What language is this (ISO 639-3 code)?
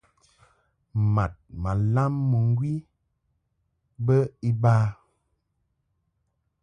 mhk